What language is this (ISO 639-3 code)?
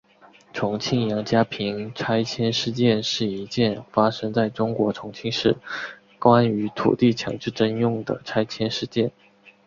zho